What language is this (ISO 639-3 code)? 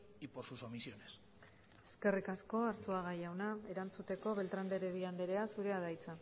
eus